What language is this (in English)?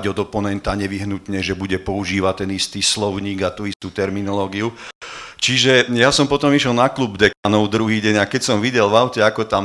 Slovak